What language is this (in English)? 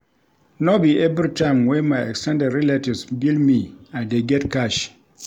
Nigerian Pidgin